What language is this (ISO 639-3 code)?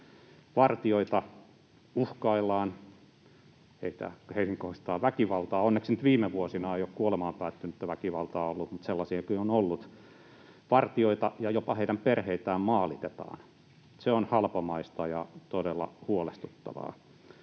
fin